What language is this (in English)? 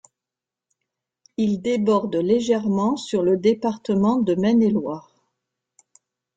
French